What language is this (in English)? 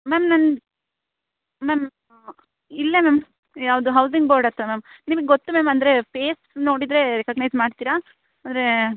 Kannada